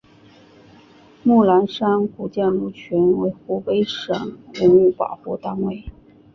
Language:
Chinese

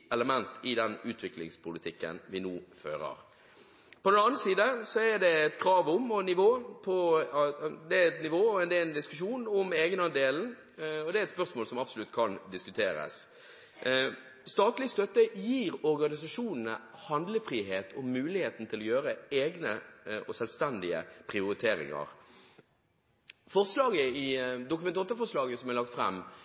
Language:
Norwegian Bokmål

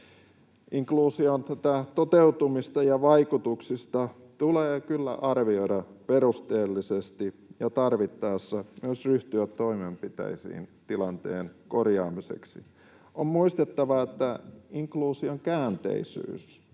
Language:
Finnish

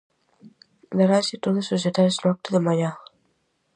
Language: Galician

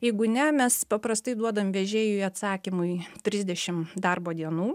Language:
Lithuanian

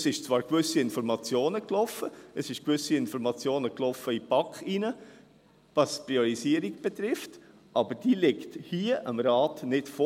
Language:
Swiss German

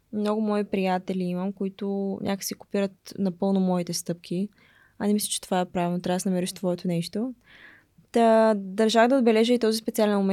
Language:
Bulgarian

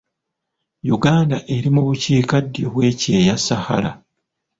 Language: Ganda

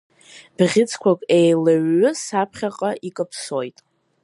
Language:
Abkhazian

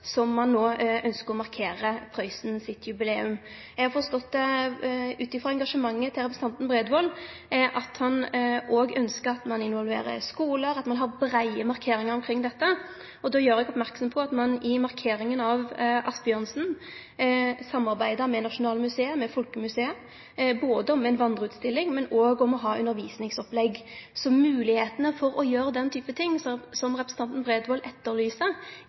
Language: Norwegian Nynorsk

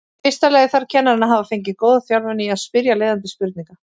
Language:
Icelandic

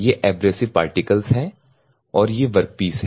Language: Hindi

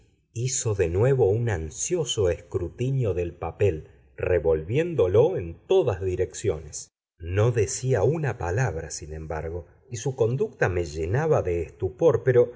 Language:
Spanish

